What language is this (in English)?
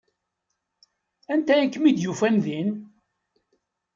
Kabyle